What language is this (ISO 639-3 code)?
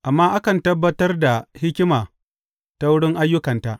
hau